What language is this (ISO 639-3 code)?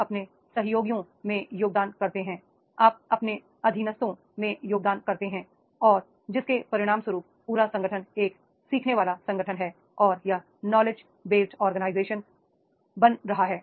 hin